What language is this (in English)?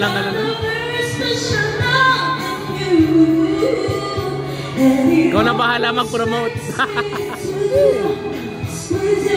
Indonesian